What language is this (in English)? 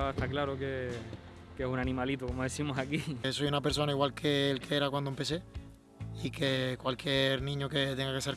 Spanish